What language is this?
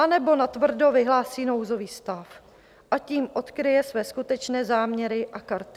Czech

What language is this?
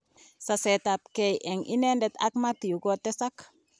Kalenjin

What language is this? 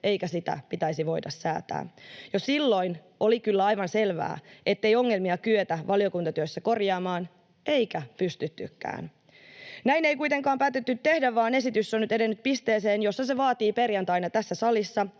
Finnish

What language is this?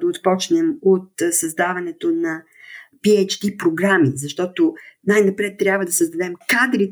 Bulgarian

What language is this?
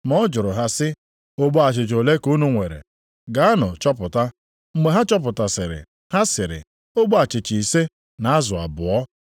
Igbo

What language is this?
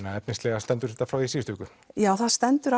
Icelandic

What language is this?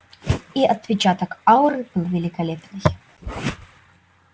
Russian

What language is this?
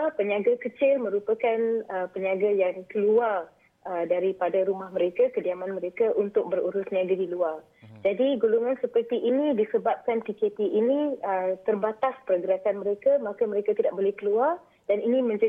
Malay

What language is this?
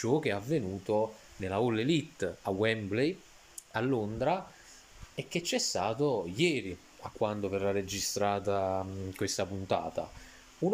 Italian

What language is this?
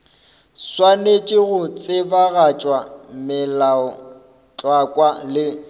Northern Sotho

